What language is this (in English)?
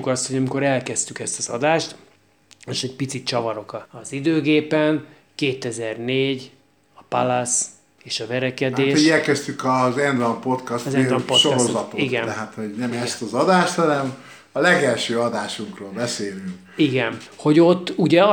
Hungarian